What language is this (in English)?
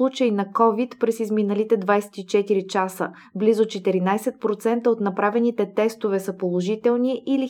Bulgarian